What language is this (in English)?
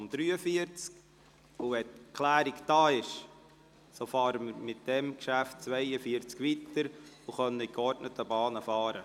Swiss German